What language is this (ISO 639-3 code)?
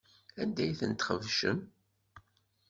kab